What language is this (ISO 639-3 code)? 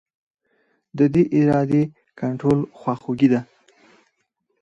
pus